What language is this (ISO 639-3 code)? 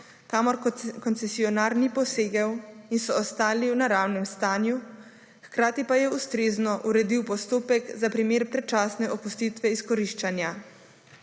slv